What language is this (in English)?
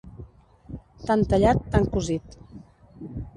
Catalan